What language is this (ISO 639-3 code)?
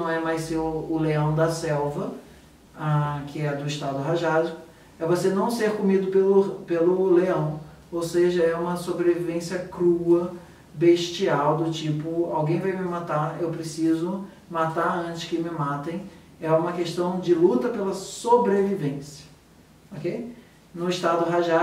por